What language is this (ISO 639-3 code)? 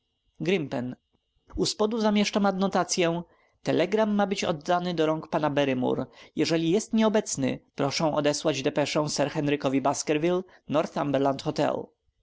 pol